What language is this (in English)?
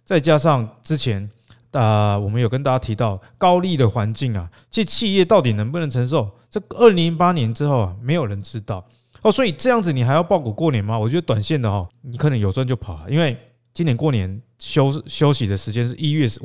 Chinese